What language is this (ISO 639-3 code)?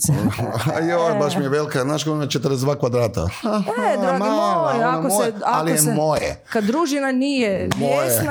hrv